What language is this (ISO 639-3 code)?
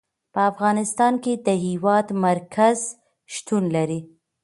pus